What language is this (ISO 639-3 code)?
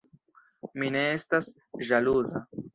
epo